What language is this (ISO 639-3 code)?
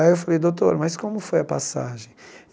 por